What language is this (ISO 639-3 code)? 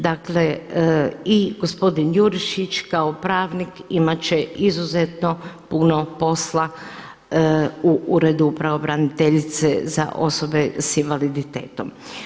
hrv